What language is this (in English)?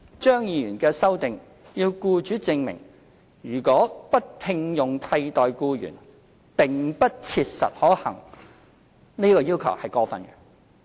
Cantonese